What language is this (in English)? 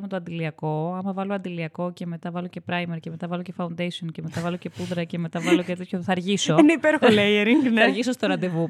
Greek